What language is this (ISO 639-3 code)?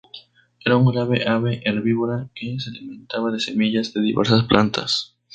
spa